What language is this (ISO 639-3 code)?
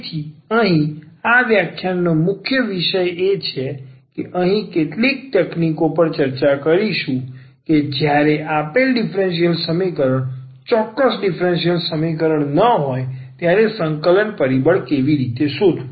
guj